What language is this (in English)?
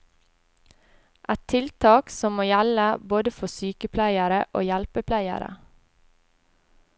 Norwegian